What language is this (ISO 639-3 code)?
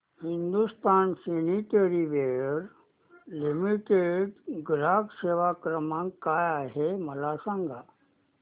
mar